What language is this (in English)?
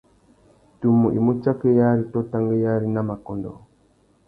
Tuki